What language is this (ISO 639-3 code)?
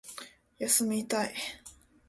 jpn